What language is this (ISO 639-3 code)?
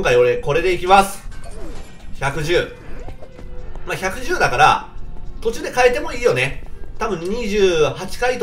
jpn